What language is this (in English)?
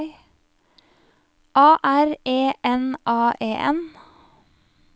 Norwegian